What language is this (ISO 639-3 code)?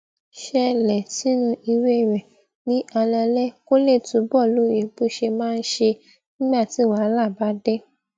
yor